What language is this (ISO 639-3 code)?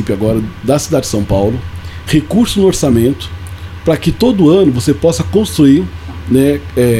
por